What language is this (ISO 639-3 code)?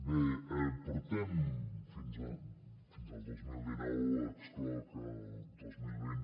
cat